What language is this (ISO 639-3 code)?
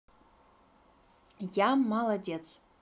rus